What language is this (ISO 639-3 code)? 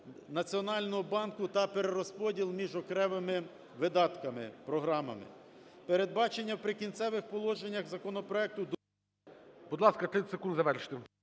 ukr